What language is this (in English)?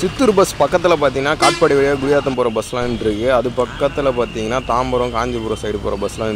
Romanian